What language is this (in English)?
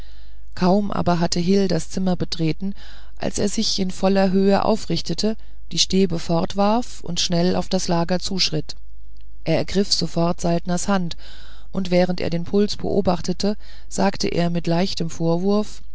German